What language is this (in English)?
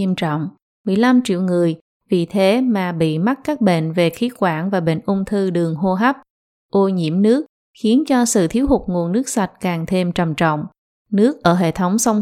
Vietnamese